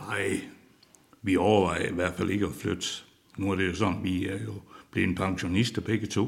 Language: Danish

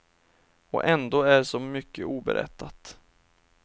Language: Swedish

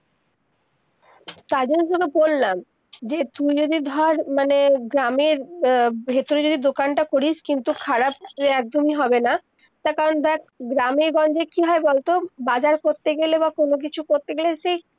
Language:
Bangla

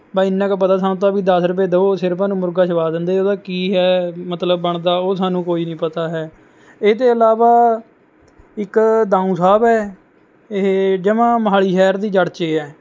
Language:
Punjabi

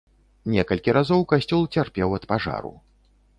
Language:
Belarusian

